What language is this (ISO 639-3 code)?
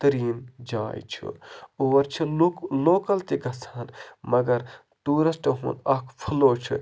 kas